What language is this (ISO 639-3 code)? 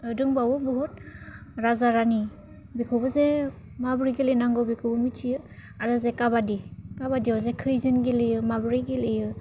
brx